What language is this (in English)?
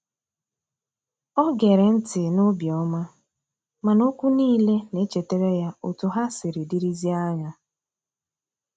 Igbo